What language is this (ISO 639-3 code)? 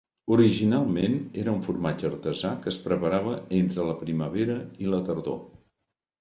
cat